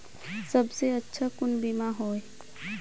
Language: Magahi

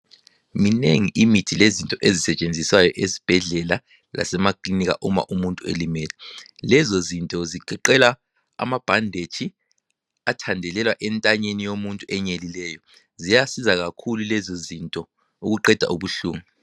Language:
North Ndebele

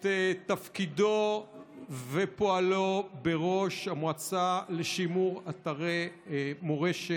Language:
Hebrew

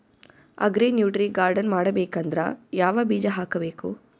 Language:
Kannada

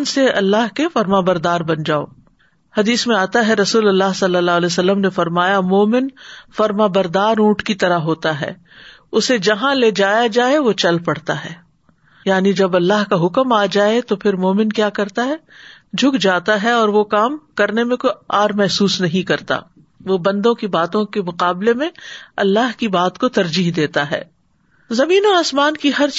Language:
Urdu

